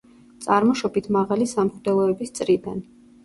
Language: Georgian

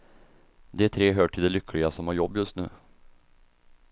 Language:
Swedish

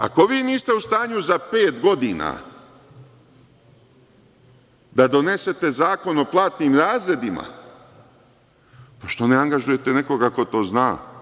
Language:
Serbian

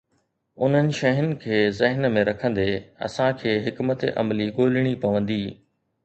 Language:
Sindhi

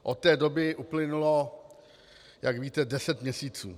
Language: Czech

